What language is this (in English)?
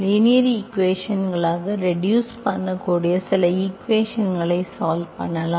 Tamil